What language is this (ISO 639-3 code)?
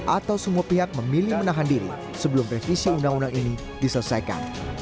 ind